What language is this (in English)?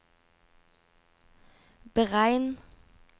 Norwegian